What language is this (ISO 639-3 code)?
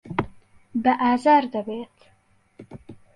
ckb